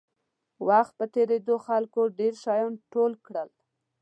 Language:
Pashto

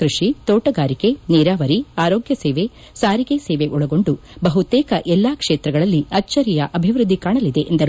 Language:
Kannada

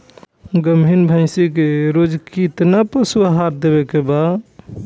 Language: Bhojpuri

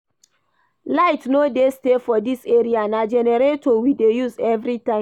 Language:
Nigerian Pidgin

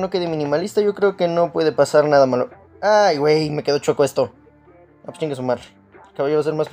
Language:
Spanish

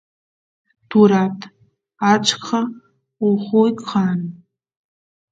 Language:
Santiago del Estero Quichua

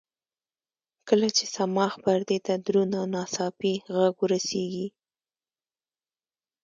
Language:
Pashto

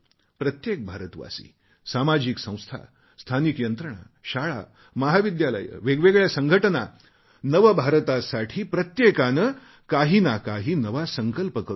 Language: Marathi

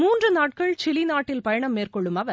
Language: Tamil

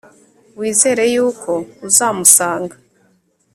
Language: Kinyarwanda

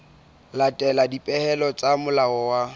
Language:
Southern Sotho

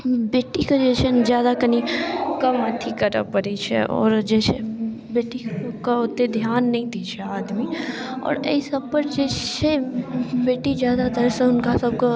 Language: Maithili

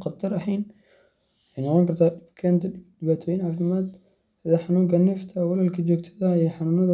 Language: Somali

